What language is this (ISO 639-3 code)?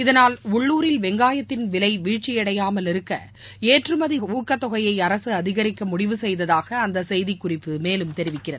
tam